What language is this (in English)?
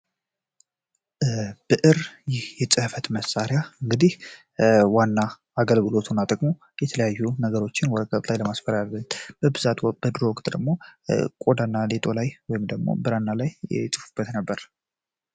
Amharic